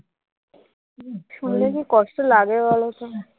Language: Bangla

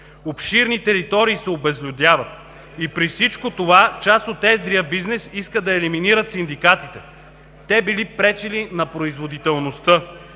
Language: Bulgarian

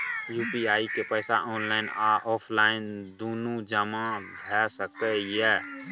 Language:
Maithili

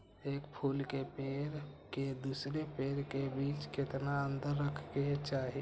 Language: Magahi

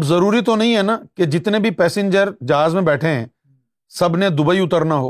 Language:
Urdu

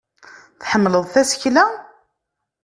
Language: Kabyle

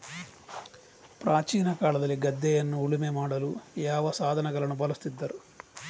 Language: Kannada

